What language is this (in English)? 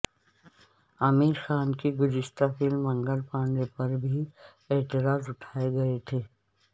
Urdu